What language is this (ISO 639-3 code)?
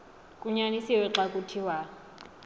xho